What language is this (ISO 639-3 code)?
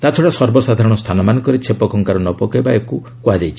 ori